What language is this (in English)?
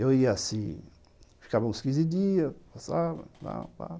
Portuguese